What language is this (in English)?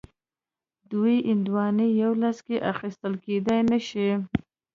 Pashto